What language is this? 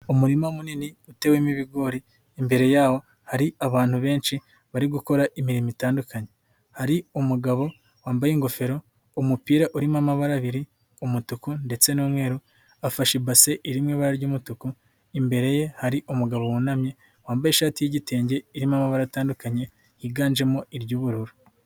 Kinyarwanda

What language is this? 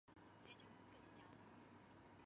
Chinese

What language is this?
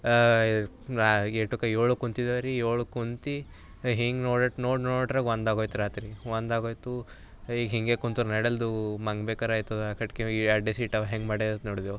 Kannada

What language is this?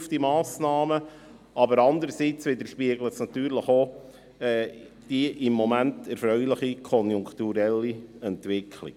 Swiss German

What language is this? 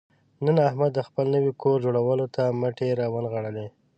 Pashto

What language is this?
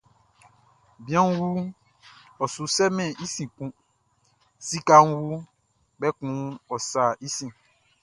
Baoulé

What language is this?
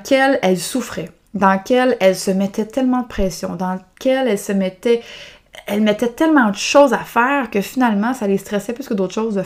French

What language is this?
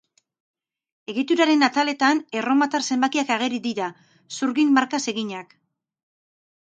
Basque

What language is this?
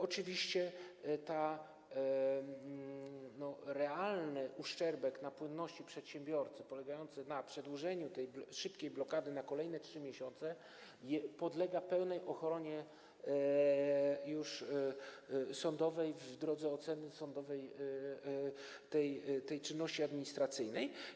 Polish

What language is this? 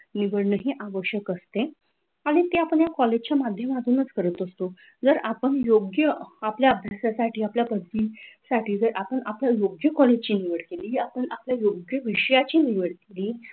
Marathi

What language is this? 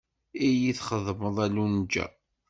Kabyle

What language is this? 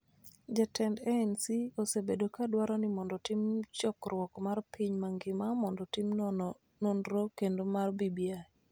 Luo (Kenya and Tanzania)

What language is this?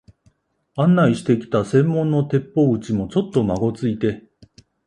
Japanese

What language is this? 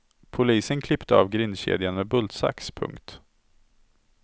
Swedish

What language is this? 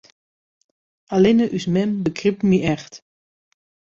Western Frisian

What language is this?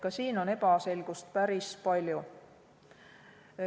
Estonian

